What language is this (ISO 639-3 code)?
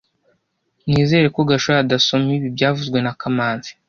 kin